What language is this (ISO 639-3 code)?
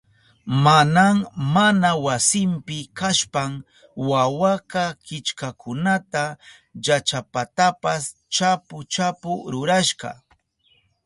qup